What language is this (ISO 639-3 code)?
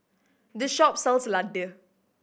eng